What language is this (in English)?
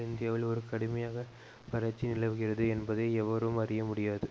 Tamil